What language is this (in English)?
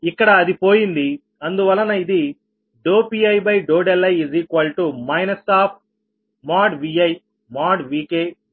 Telugu